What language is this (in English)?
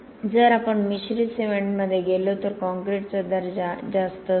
Marathi